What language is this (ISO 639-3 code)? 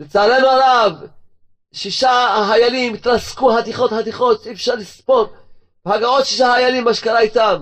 heb